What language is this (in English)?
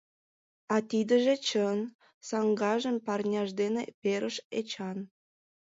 Mari